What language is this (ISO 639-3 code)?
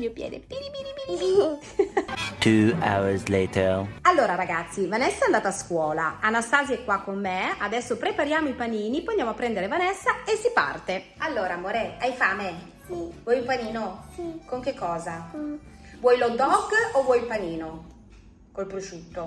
ita